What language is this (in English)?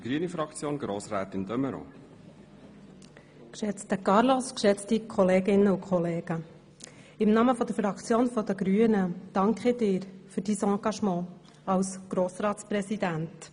Swiss German